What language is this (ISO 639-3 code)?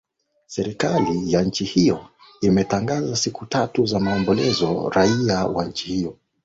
swa